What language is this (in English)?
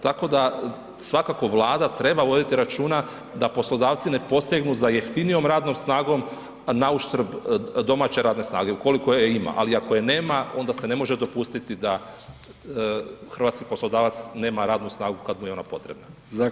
Croatian